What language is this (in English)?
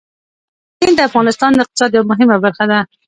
Pashto